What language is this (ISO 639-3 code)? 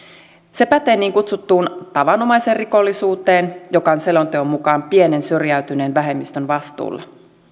fin